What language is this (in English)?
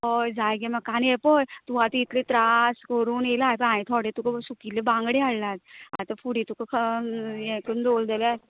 Konkani